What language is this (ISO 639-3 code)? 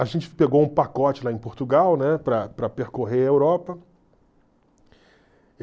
por